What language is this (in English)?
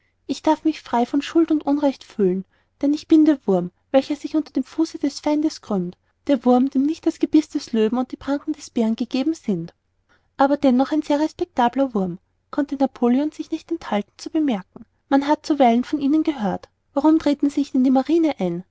German